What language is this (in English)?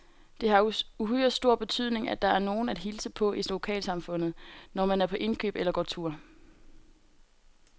Danish